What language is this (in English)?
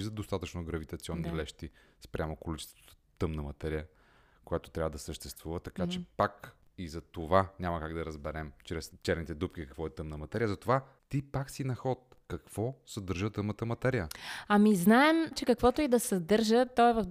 Bulgarian